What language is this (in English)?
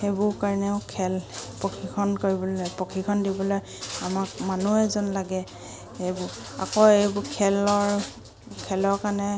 Assamese